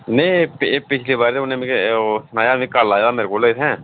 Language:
Dogri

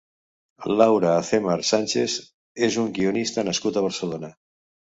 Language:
Catalan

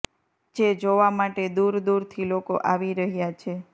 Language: Gujarati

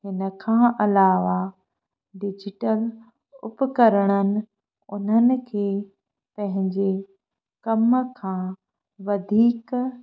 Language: Sindhi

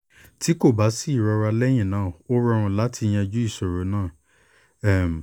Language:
Yoruba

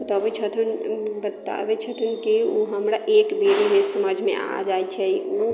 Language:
Maithili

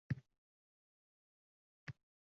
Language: Uzbek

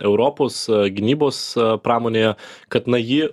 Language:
Lithuanian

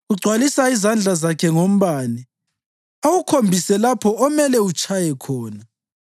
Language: North Ndebele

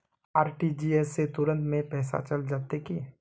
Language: Magahi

